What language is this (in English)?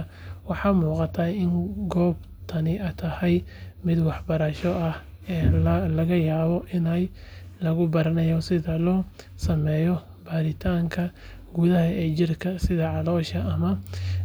Somali